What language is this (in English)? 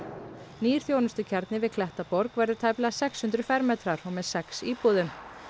Icelandic